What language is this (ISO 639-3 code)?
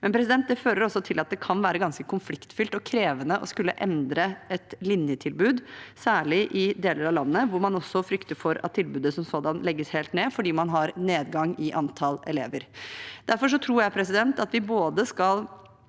nor